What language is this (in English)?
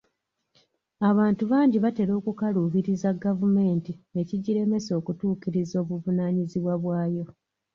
Ganda